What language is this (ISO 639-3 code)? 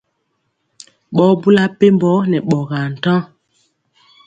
mcx